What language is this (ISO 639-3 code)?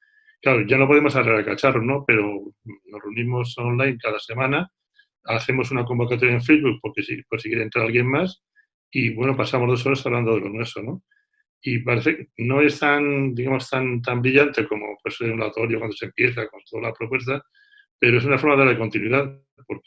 spa